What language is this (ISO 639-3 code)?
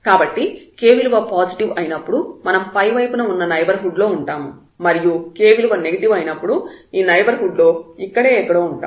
tel